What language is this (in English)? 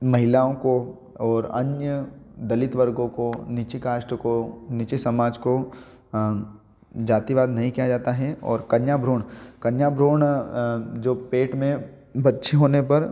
Hindi